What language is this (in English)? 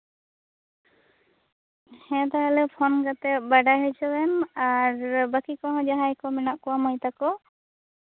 Santali